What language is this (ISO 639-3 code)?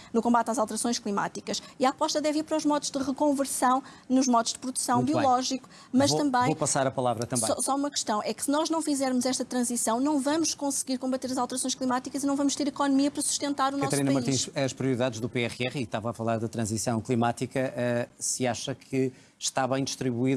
por